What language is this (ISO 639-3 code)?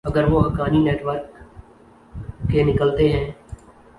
urd